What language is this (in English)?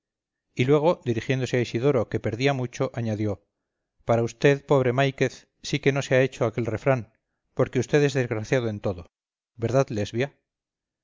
Spanish